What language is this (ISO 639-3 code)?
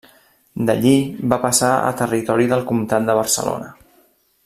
cat